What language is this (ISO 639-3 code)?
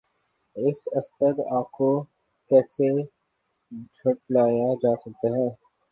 urd